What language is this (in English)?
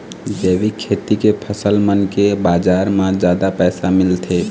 Chhattisgarhi